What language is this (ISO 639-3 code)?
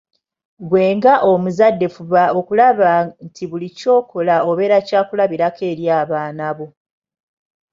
lug